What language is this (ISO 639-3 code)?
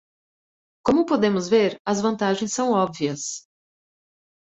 por